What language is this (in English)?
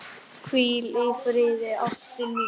Icelandic